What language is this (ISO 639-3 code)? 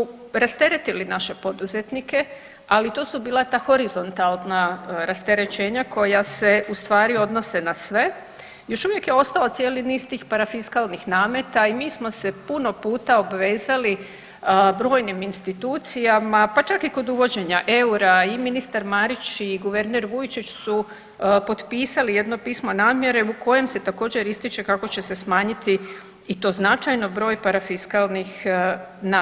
hrv